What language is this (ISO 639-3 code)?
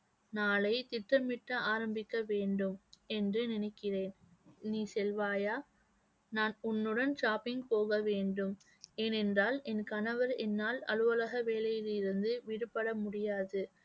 tam